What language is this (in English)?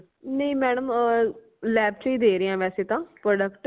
Punjabi